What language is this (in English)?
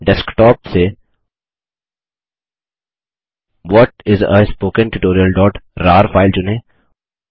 Hindi